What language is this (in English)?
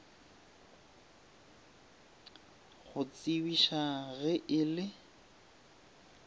Northern Sotho